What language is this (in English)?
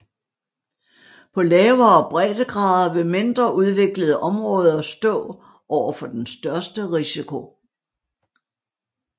Danish